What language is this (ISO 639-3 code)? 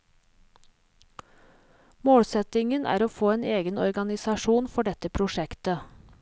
nor